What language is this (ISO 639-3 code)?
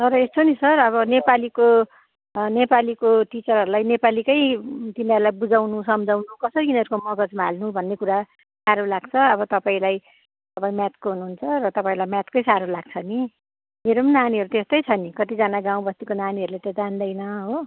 nep